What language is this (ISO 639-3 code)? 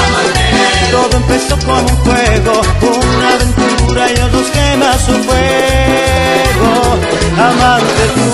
ron